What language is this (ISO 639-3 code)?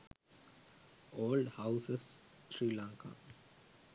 sin